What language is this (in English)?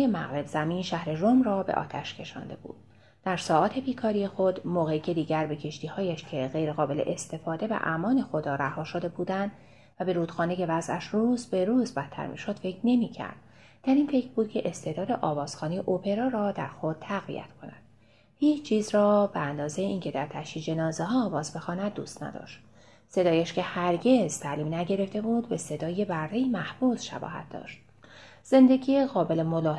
Persian